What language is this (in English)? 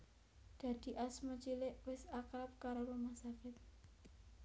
Javanese